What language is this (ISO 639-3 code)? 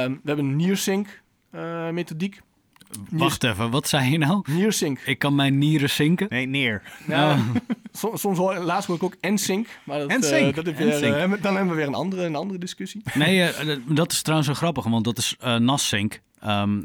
nld